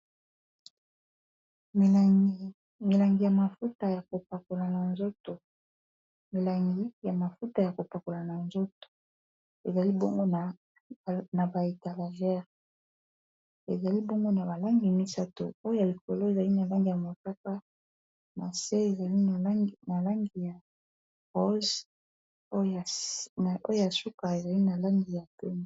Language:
Lingala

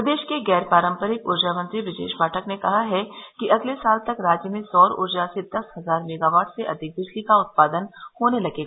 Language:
Hindi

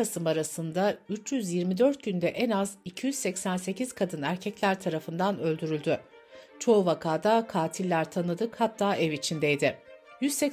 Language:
Turkish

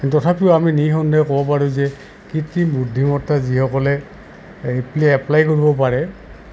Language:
Assamese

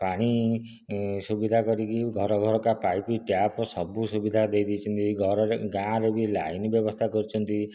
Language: Odia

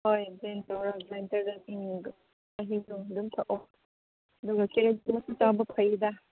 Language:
Manipuri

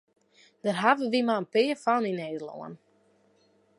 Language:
Western Frisian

